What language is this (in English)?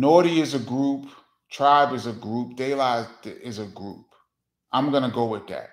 English